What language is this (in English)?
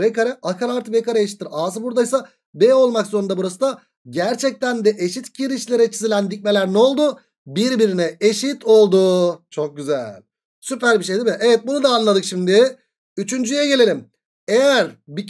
Turkish